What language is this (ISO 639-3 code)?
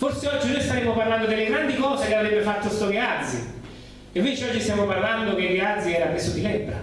ita